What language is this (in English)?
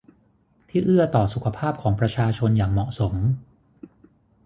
Thai